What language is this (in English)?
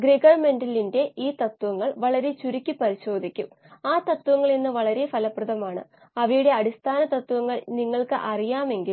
Malayalam